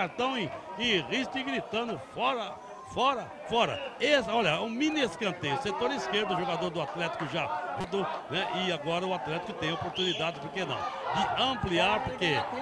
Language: Portuguese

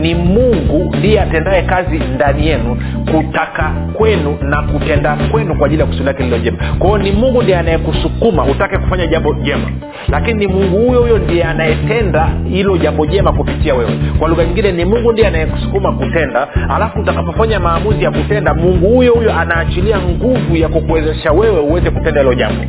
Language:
Swahili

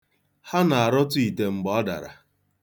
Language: Igbo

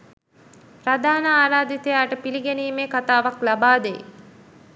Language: Sinhala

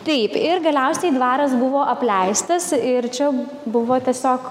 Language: Lithuanian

